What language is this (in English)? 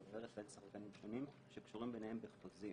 Hebrew